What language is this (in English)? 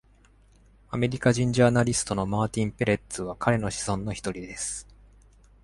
Japanese